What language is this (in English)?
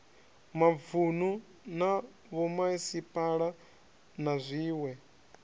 Venda